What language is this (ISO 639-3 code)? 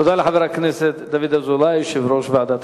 heb